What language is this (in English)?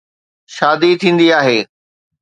Sindhi